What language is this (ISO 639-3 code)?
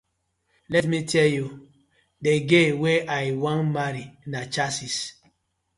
pcm